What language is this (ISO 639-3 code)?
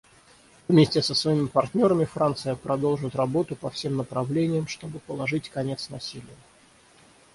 rus